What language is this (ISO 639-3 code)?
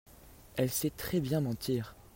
fra